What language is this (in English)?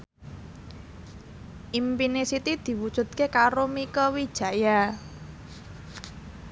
Javanese